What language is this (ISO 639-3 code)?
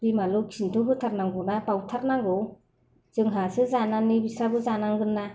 brx